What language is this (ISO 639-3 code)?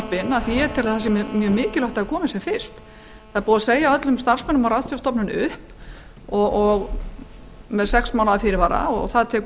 isl